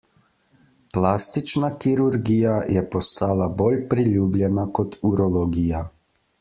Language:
Slovenian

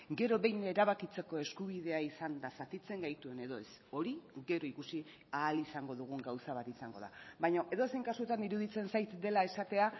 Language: Basque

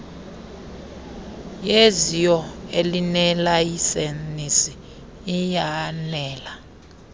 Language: Xhosa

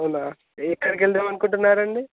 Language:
Telugu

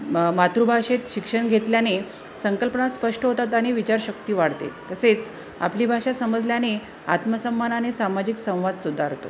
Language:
Marathi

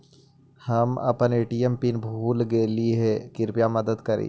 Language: Magahi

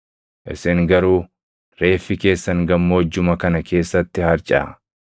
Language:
Oromo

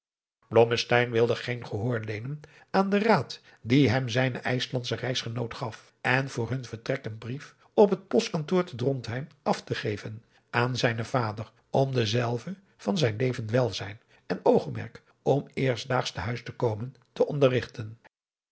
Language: Dutch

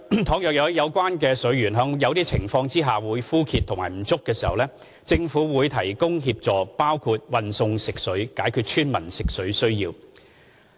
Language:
Cantonese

